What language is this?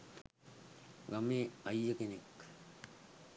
Sinhala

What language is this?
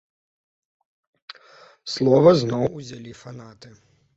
Belarusian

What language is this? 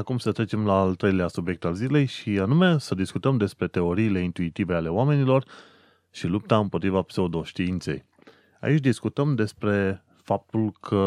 Romanian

